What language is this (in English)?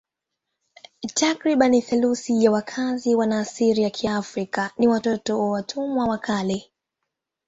Swahili